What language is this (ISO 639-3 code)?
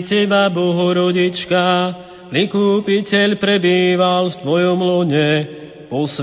slk